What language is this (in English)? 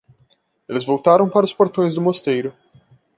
Portuguese